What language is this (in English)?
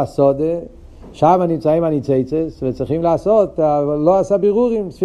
Hebrew